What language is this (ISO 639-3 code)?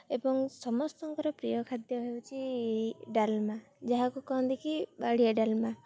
ori